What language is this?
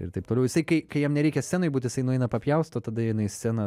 Lithuanian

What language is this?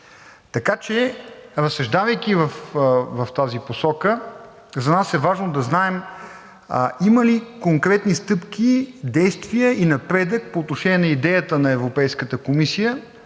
Bulgarian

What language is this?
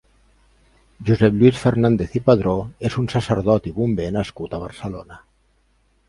Catalan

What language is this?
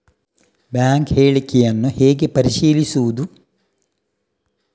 Kannada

